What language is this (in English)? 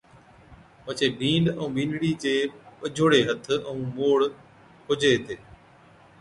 Od